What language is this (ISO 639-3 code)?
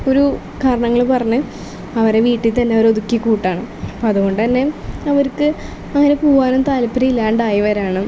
mal